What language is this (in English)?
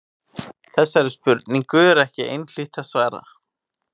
Icelandic